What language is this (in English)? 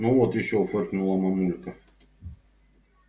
Russian